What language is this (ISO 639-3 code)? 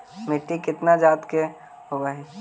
mag